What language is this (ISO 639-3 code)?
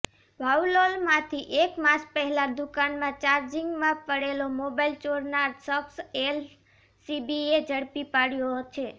guj